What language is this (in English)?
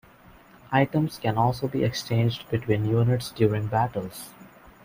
English